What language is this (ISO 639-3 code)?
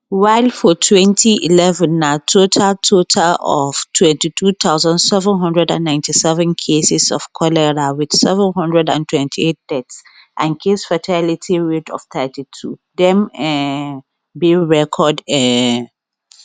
pcm